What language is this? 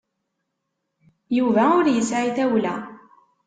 Kabyle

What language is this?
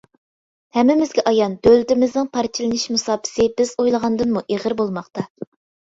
Uyghur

